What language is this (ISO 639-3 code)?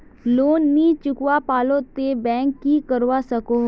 mag